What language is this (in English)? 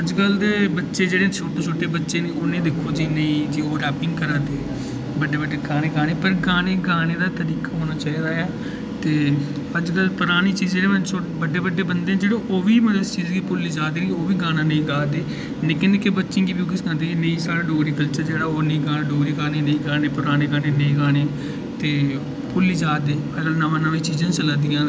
Dogri